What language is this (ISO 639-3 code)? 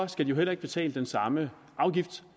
dan